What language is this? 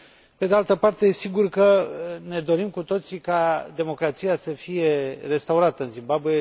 Romanian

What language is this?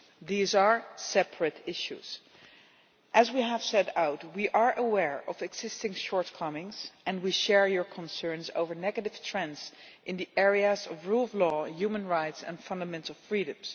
English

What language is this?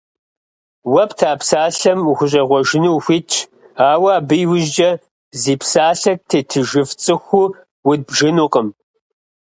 Kabardian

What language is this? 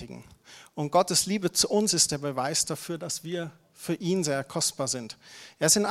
German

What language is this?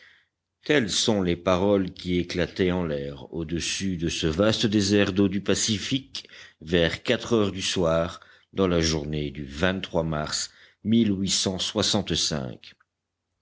French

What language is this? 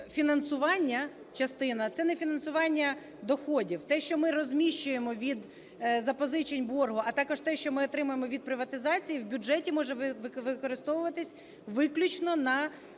Ukrainian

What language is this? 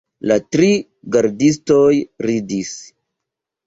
Esperanto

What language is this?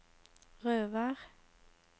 Norwegian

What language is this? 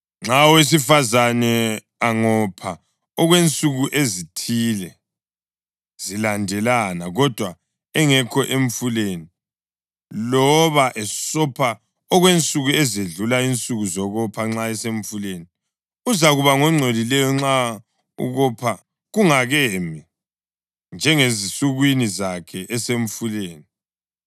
North Ndebele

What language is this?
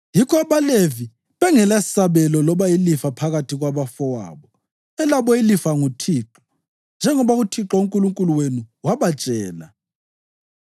North Ndebele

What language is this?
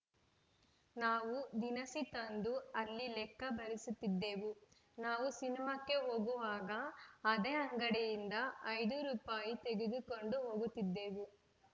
Kannada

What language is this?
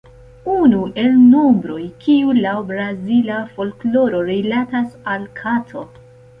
Esperanto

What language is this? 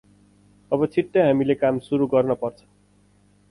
Nepali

